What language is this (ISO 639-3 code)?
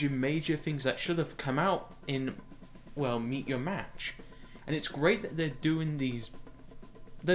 eng